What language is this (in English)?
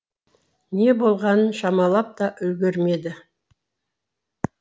Kazakh